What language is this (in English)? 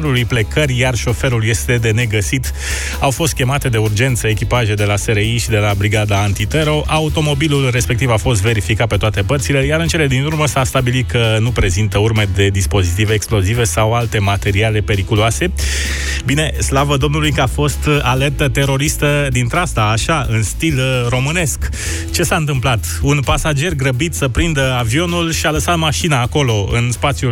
Romanian